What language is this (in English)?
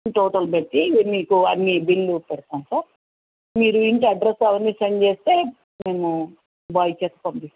Telugu